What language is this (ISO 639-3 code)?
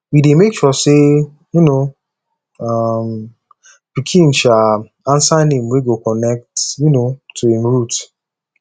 pcm